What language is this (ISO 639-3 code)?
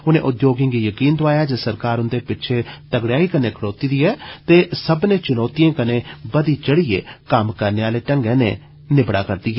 doi